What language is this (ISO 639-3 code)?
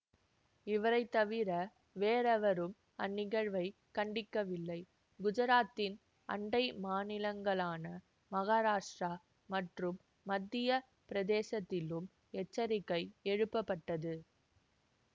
tam